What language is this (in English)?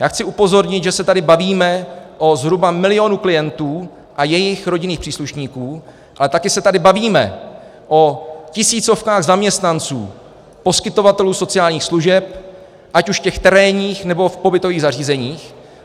Czech